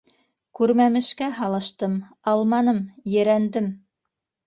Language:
Bashkir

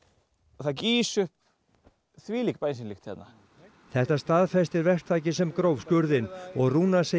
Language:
Icelandic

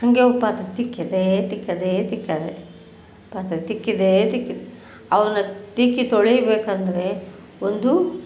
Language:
Kannada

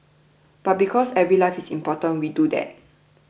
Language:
English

